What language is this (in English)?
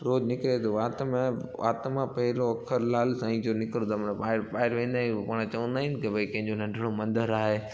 Sindhi